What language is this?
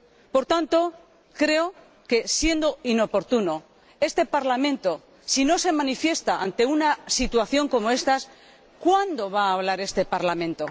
Spanish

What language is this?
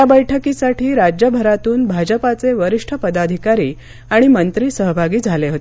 Marathi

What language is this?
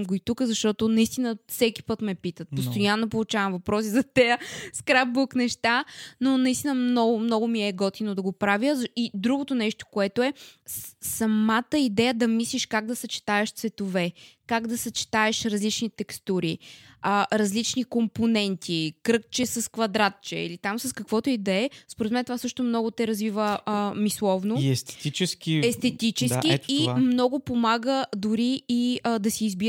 Bulgarian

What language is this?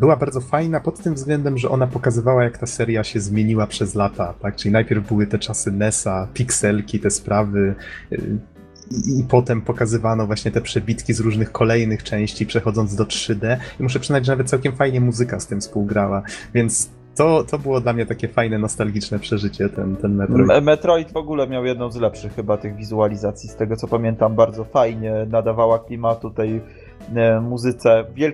Polish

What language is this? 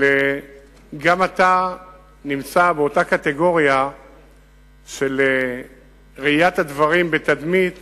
Hebrew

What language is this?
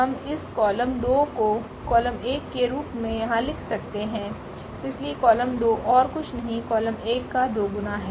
Hindi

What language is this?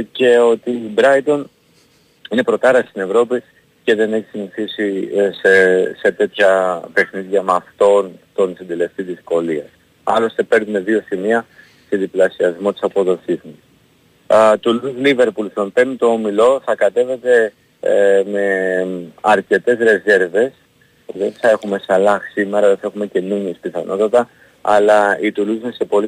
Greek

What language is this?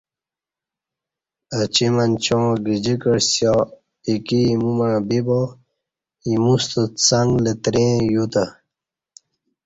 Kati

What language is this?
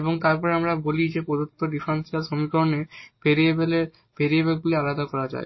Bangla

